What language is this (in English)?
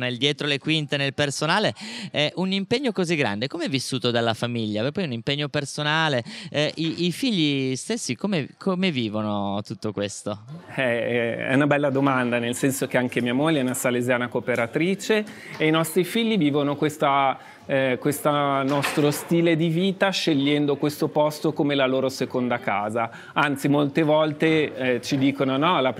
Italian